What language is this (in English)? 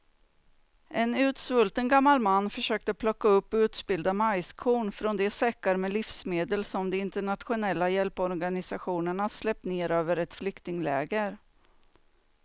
Swedish